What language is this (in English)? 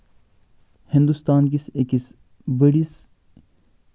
Kashmiri